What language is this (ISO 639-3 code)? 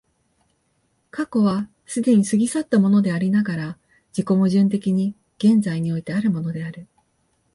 jpn